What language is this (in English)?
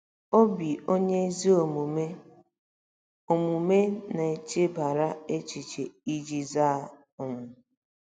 Igbo